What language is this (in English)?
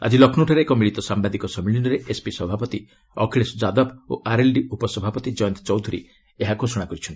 Odia